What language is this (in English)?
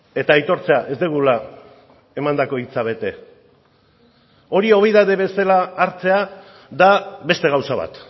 Basque